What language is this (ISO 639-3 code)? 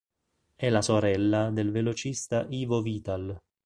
ita